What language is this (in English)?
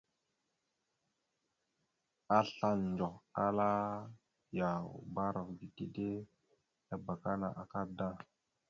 Mada (Cameroon)